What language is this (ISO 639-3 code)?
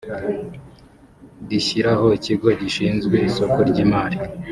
kin